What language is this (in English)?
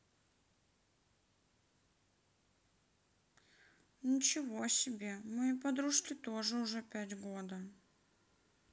Russian